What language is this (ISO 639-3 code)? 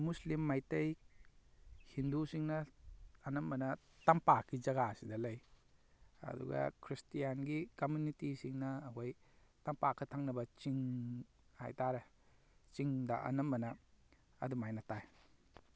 mni